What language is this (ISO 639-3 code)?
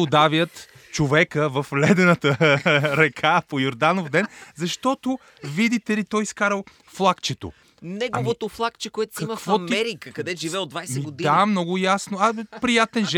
bul